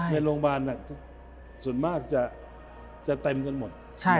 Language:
Thai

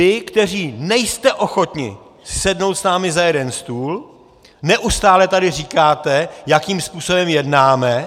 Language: Czech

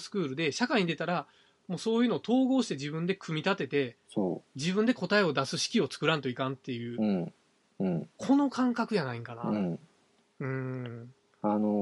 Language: Japanese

